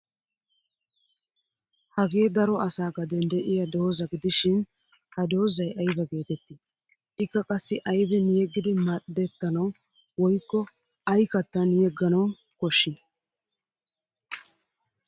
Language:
Wolaytta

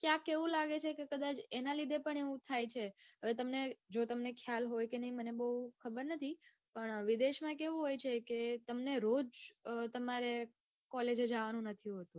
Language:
Gujarati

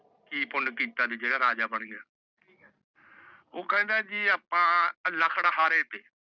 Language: Punjabi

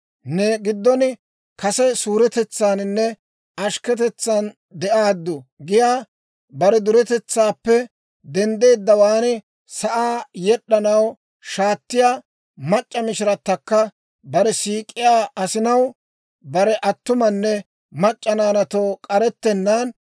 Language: Dawro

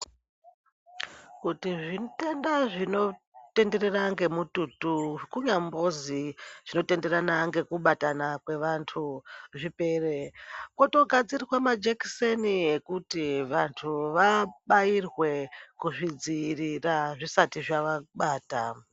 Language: Ndau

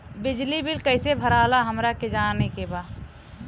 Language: Bhojpuri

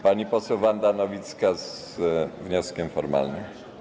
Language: Polish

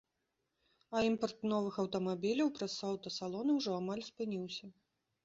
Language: Belarusian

